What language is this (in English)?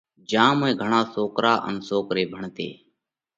Parkari Koli